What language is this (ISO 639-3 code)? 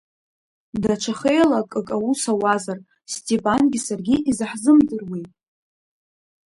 abk